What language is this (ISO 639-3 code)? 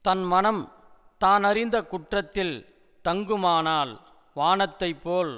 tam